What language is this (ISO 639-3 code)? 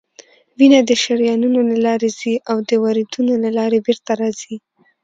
pus